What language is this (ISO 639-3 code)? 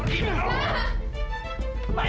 ind